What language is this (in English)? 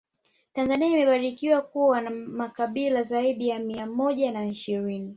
Swahili